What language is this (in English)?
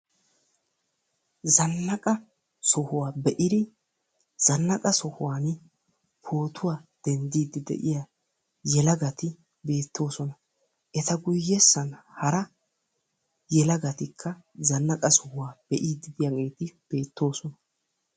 Wolaytta